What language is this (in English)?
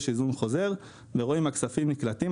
Hebrew